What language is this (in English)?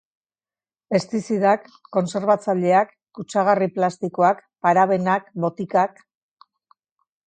Basque